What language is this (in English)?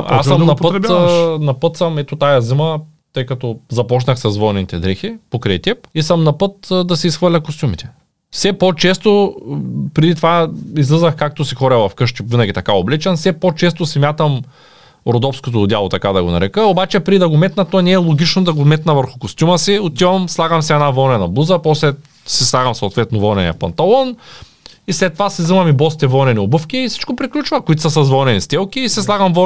Bulgarian